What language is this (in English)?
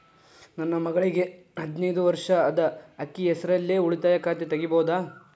Kannada